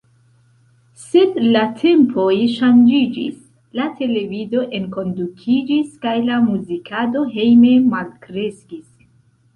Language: Esperanto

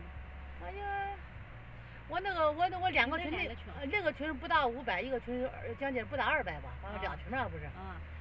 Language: Chinese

